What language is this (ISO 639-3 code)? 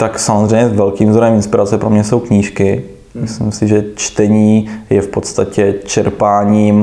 ces